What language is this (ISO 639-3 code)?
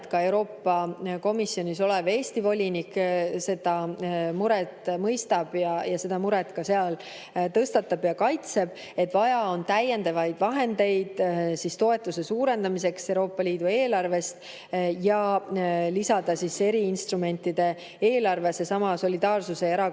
est